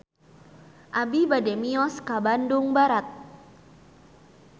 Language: Sundanese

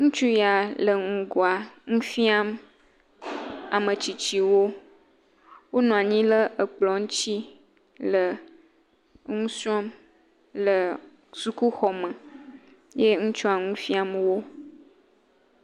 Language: Ewe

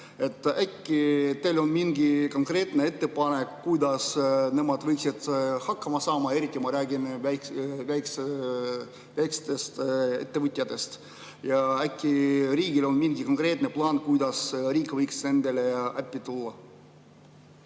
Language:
Estonian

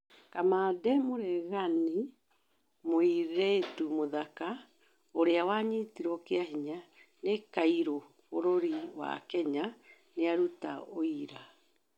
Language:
Kikuyu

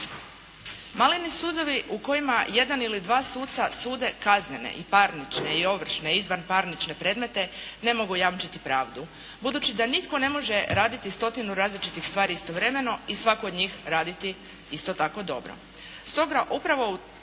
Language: Croatian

